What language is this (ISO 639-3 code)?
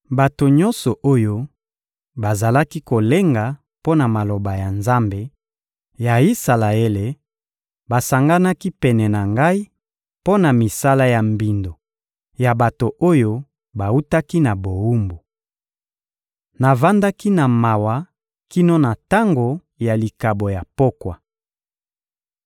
lin